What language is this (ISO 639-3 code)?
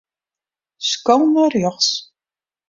fry